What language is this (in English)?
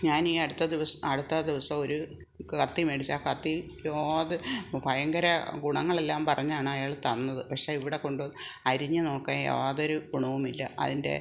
Malayalam